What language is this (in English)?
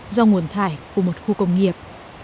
Vietnamese